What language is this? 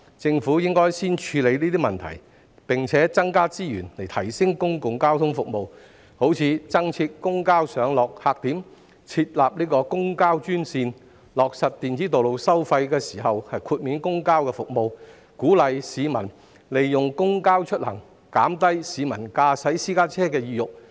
Cantonese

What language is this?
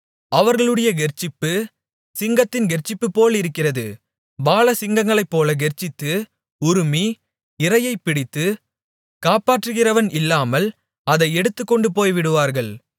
Tamil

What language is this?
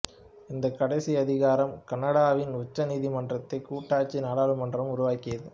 Tamil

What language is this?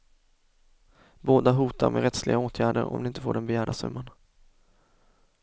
Swedish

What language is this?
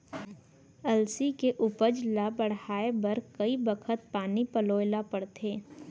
Chhattisgarhi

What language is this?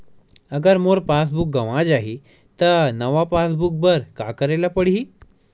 Chhattisgarhi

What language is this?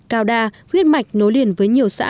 Vietnamese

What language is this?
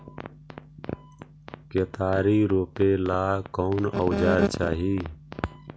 Magahi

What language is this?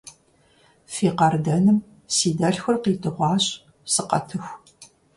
Kabardian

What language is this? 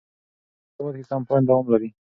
Pashto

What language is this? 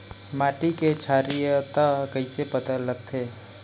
Chhattisgarhi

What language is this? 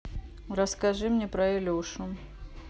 Russian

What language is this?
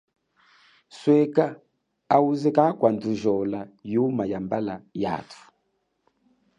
Chokwe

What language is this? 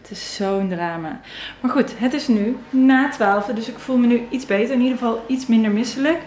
Dutch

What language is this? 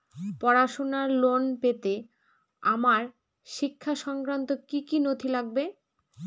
Bangla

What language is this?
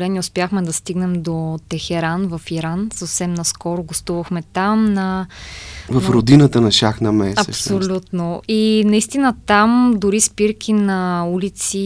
Bulgarian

